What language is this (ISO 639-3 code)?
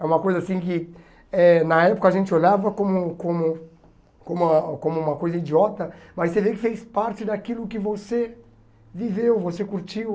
por